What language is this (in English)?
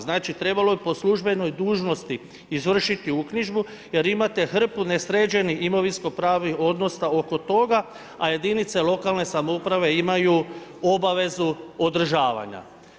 Croatian